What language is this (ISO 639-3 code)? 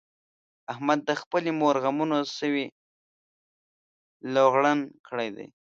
pus